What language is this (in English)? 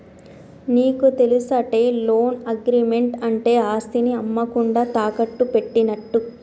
Telugu